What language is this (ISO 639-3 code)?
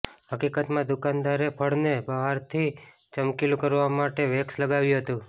guj